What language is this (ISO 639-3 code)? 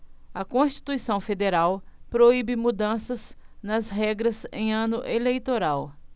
por